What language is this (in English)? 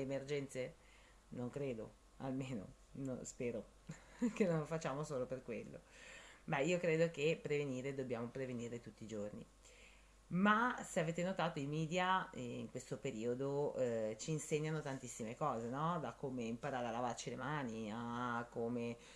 Italian